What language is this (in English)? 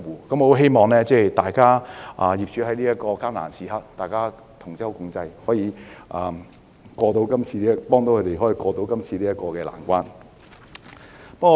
Cantonese